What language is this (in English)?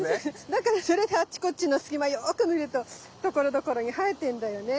Japanese